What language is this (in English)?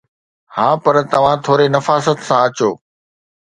Sindhi